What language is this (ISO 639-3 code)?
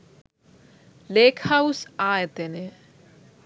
sin